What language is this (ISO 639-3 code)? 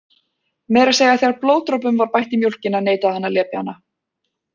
isl